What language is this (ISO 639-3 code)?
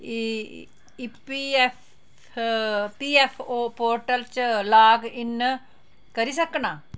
doi